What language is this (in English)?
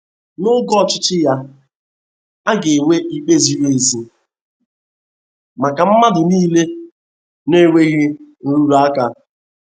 Igbo